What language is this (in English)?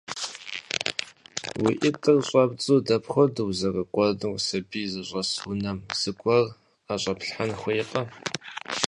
Kabardian